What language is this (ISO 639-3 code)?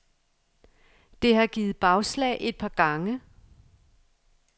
dan